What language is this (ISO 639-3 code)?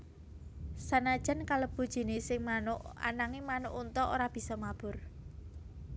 jav